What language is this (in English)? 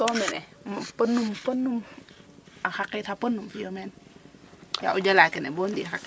Serer